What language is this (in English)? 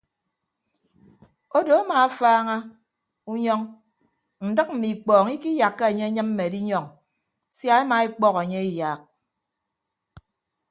Ibibio